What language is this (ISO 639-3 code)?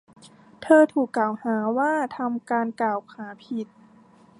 tha